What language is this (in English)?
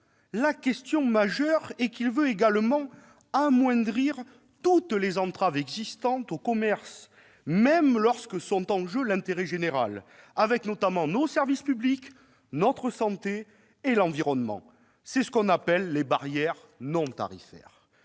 French